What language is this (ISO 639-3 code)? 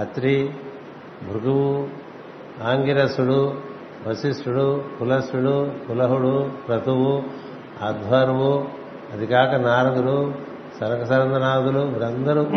tel